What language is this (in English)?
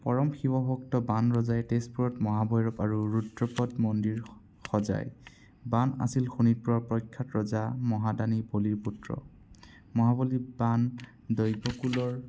Assamese